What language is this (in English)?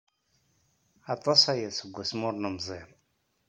Kabyle